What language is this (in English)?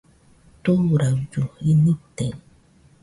Nüpode Huitoto